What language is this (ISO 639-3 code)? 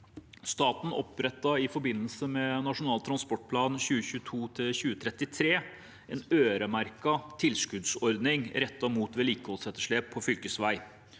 nor